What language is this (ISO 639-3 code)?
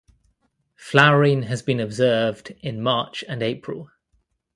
eng